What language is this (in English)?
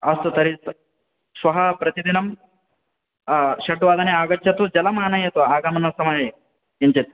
Sanskrit